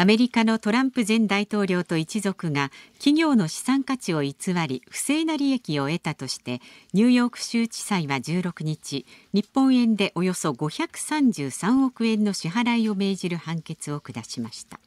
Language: Japanese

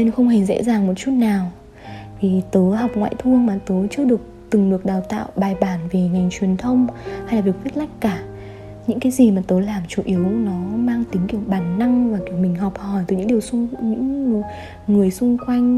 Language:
Vietnamese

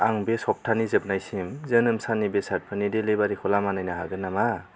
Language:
Bodo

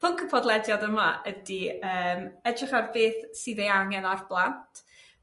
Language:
Welsh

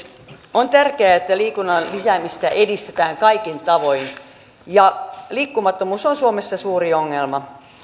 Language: Finnish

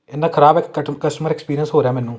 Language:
Punjabi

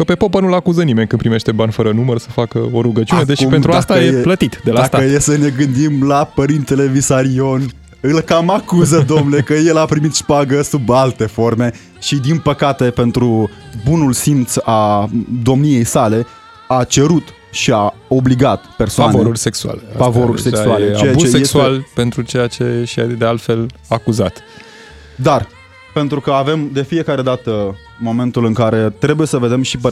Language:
Romanian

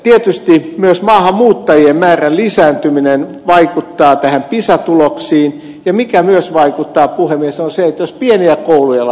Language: Finnish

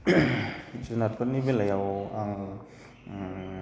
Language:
Bodo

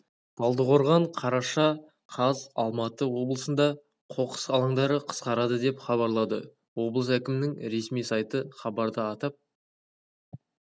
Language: Kazakh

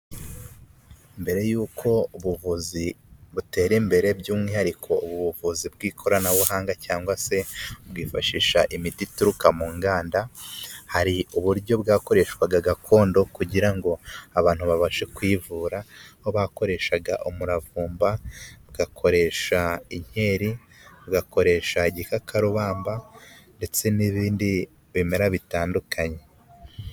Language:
Kinyarwanda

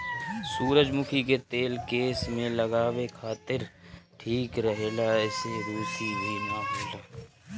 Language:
Bhojpuri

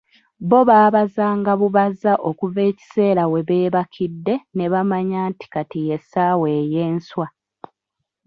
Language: Ganda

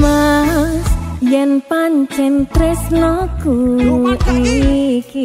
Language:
Indonesian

